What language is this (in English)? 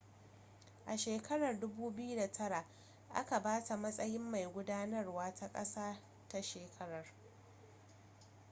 Hausa